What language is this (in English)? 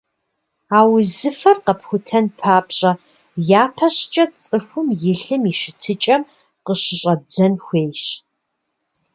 Kabardian